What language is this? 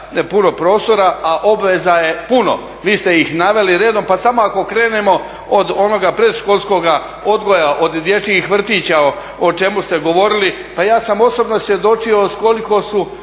Croatian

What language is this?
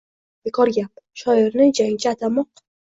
Uzbek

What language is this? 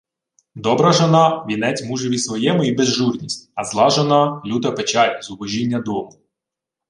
Ukrainian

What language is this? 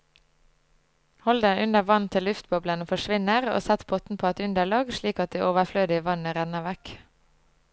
Norwegian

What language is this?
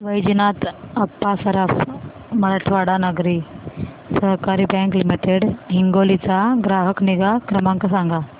Marathi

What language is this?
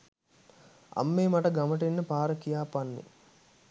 Sinhala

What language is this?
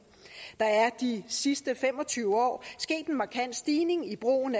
Danish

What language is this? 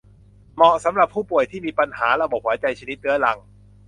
Thai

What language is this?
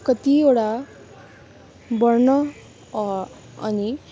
Nepali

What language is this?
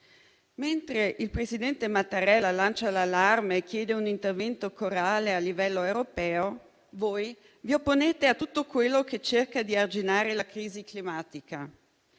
Italian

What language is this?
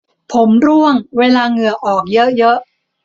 Thai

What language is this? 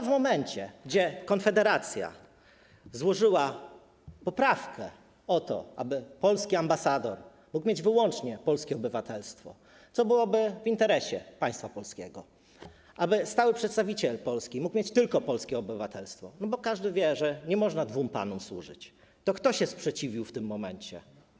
Polish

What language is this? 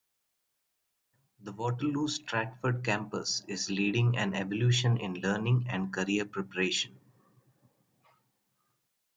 English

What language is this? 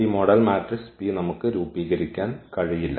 Malayalam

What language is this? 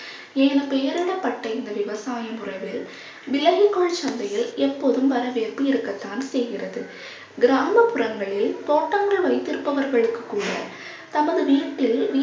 Tamil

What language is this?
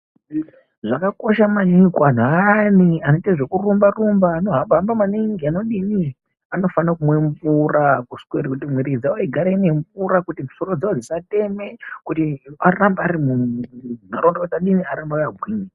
Ndau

